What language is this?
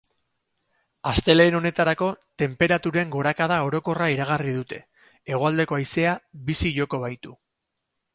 Basque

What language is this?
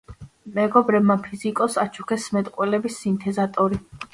Georgian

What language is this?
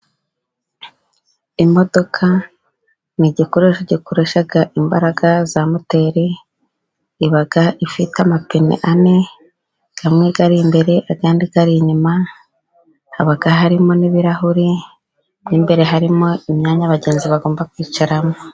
Kinyarwanda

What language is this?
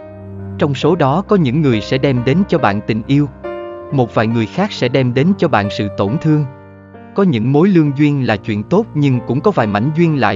Vietnamese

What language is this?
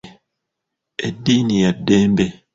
Ganda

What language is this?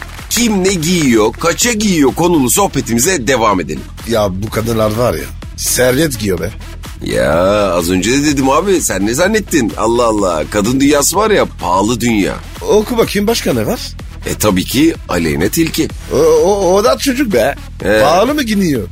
Turkish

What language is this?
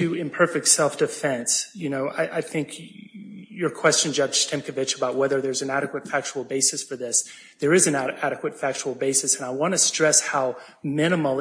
English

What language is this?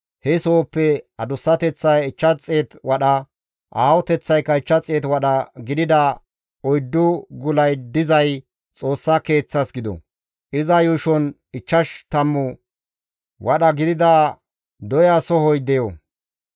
Gamo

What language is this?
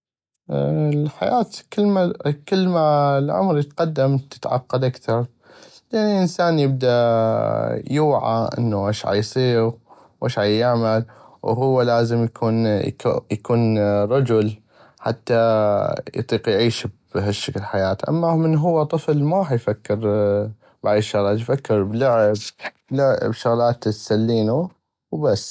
North Mesopotamian Arabic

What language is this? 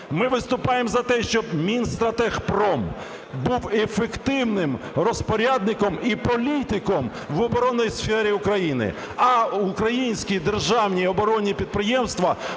Ukrainian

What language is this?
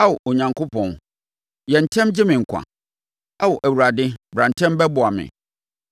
Akan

